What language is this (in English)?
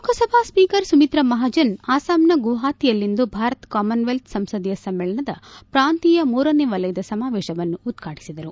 Kannada